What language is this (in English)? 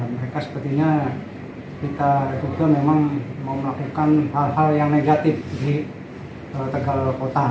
Indonesian